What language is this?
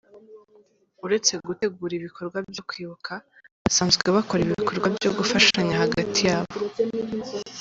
Kinyarwanda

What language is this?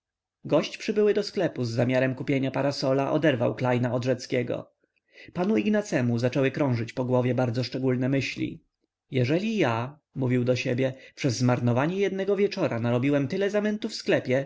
Polish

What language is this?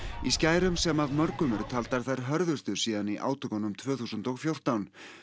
Icelandic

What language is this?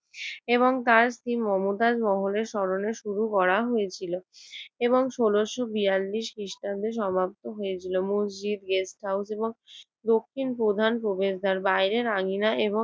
Bangla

